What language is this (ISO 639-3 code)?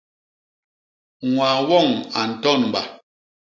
bas